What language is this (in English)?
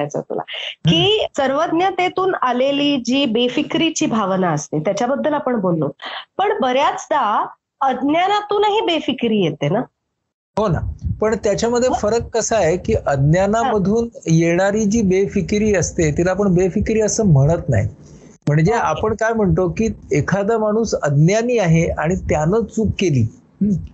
Marathi